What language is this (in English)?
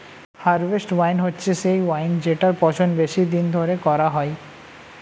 Bangla